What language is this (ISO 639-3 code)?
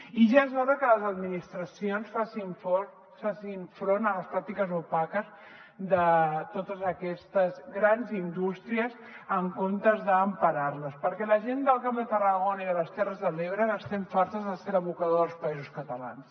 cat